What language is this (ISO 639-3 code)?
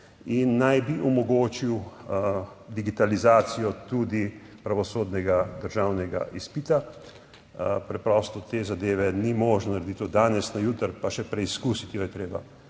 slv